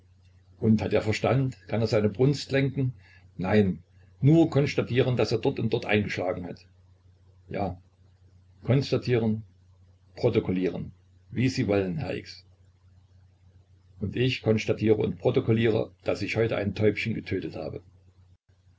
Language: German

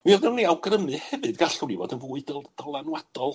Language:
Welsh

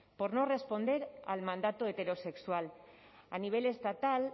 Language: Spanish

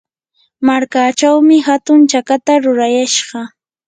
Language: Yanahuanca Pasco Quechua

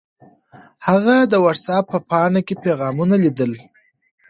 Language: Pashto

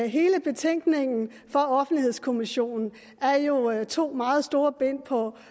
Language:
Danish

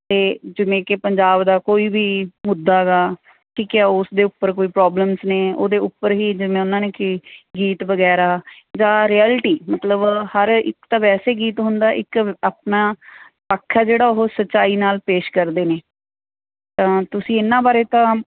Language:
Punjabi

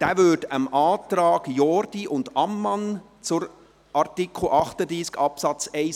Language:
Swiss German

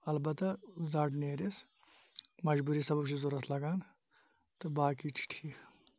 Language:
Kashmiri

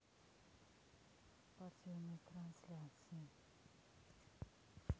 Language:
Russian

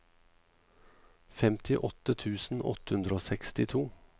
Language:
Norwegian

